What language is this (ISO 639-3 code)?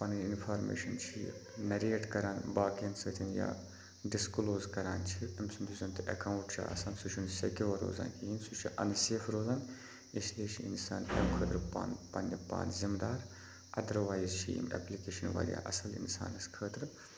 kas